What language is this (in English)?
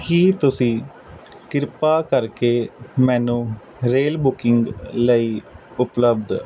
Punjabi